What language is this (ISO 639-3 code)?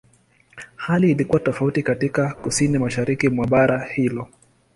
swa